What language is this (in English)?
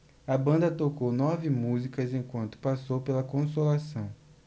Portuguese